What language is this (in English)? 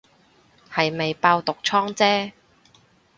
Cantonese